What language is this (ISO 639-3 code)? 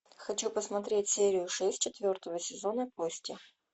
rus